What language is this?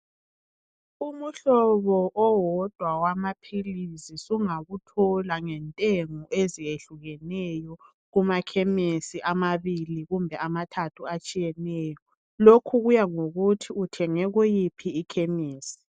North Ndebele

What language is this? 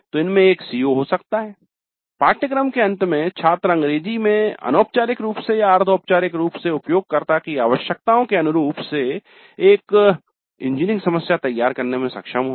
Hindi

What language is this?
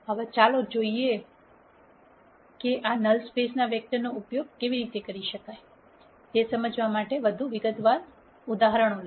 Gujarati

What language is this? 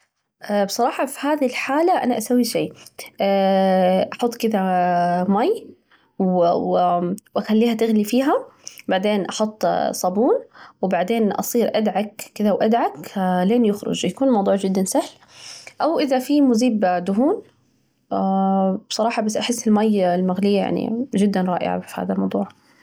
Najdi Arabic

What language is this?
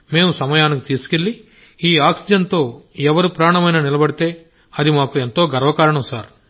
Telugu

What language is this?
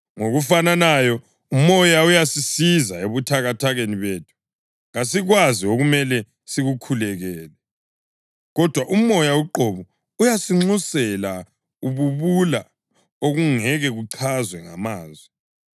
North Ndebele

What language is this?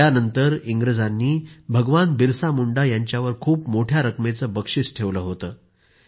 Marathi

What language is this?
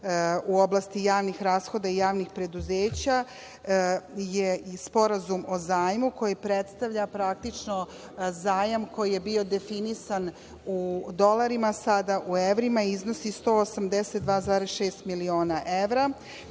Serbian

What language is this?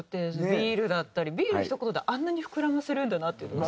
Japanese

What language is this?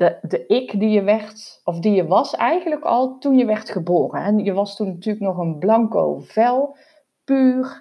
Dutch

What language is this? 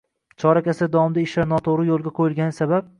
Uzbek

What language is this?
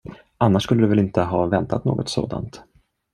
Swedish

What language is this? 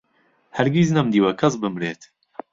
Central Kurdish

